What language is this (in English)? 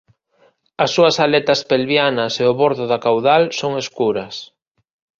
Galician